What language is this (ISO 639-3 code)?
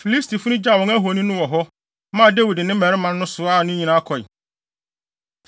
aka